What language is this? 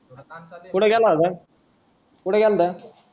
Marathi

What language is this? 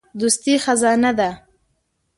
Pashto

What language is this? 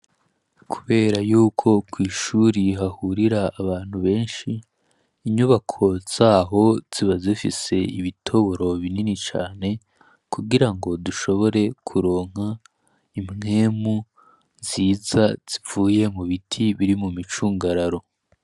Rundi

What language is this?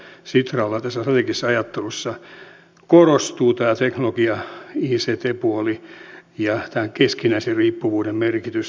Finnish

